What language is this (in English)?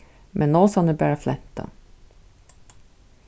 Faroese